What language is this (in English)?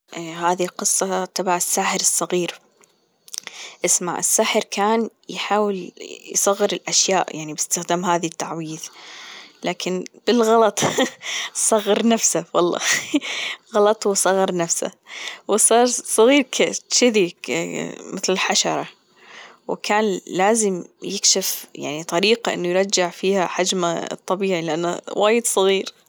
Gulf Arabic